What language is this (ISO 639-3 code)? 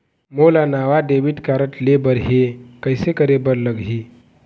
hne